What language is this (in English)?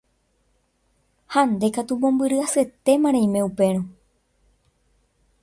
Guarani